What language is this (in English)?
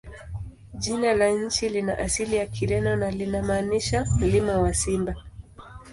Swahili